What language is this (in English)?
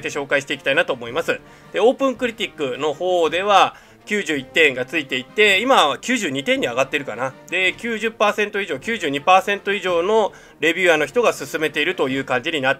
Japanese